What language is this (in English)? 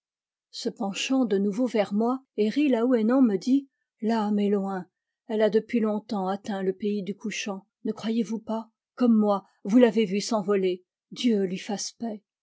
French